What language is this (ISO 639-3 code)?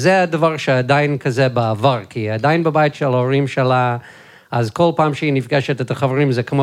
heb